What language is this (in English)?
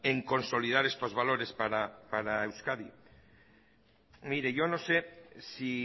Spanish